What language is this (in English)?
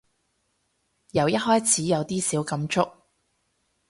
Cantonese